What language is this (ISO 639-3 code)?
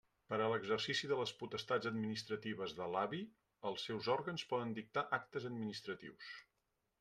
cat